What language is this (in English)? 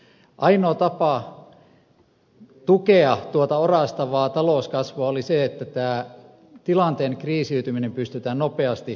Finnish